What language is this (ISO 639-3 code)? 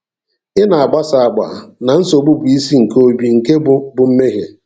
ibo